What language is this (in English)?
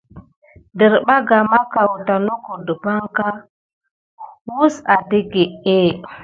Gidar